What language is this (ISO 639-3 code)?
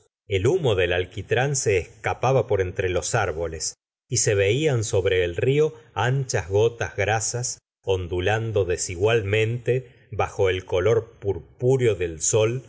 spa